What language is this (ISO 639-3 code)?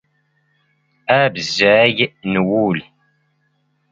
zgh